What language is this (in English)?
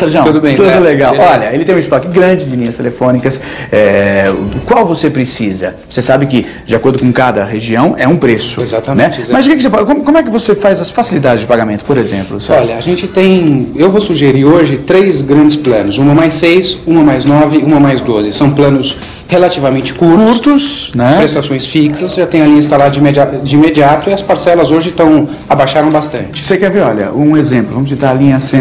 Portuguese